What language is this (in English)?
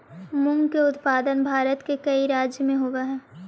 Magahi